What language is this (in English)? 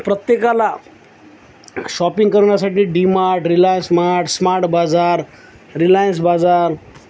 Marathi